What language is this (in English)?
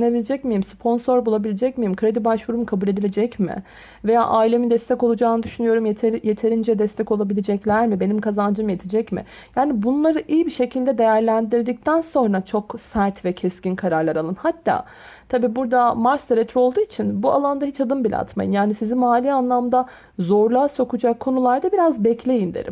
Turkish